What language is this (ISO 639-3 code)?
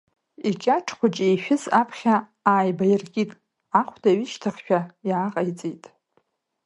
abk